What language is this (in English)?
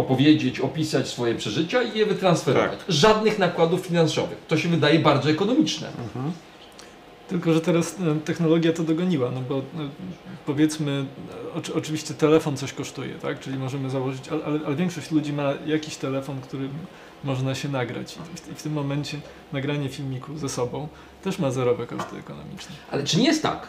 Polish